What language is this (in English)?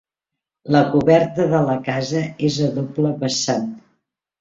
Catalan